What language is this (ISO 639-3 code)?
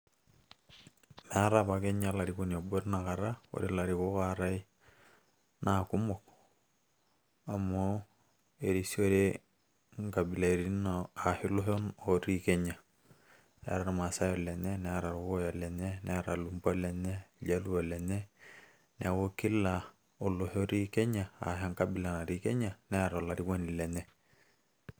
mas